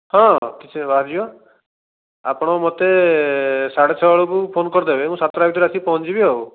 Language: Odia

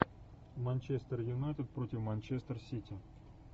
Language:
Russian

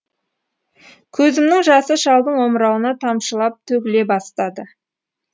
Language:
Kazakh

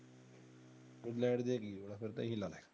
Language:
Punjabi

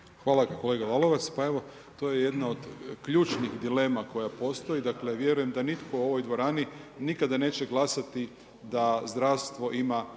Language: Croatian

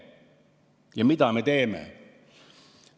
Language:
Estonian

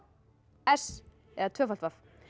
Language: Icelandic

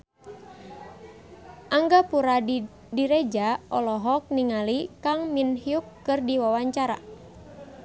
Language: Sundanese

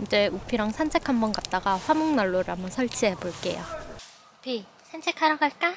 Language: Korean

